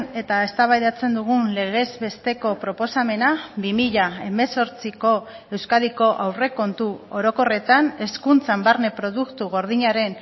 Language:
Basque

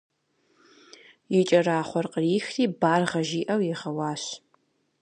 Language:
Kabardian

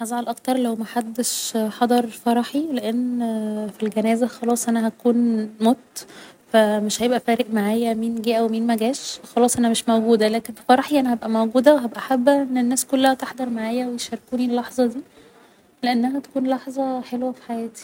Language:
Egyptian Arabic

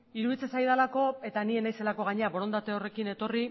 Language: Basque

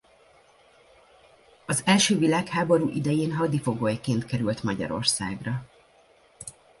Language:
Hungarian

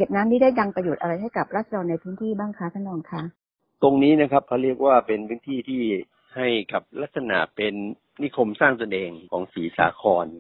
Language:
Thai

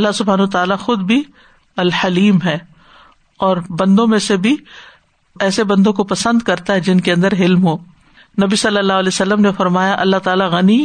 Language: Urdu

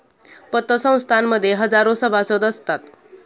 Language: Marathi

